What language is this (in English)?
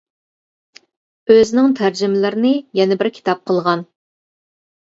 Uyghur